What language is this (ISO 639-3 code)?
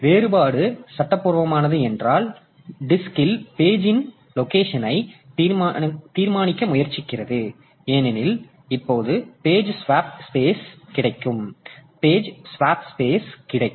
tam